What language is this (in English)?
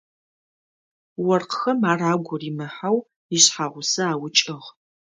Adyghe